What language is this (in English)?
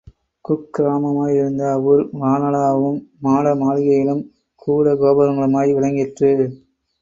Tamil